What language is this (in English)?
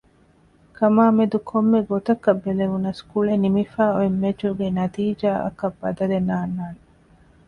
Divehi